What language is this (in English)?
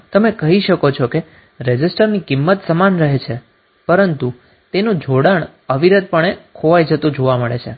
Gujarati